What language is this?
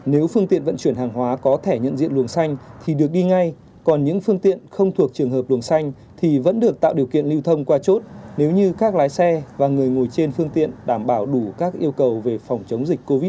Vietnamese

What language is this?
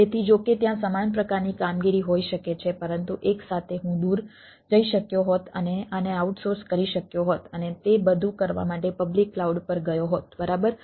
Gujarati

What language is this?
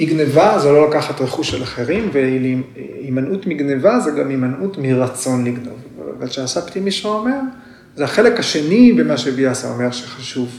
Hebrew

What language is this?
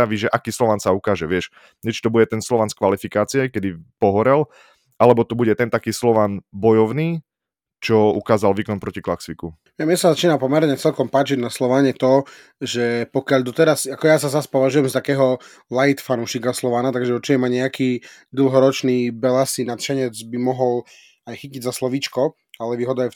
Slovak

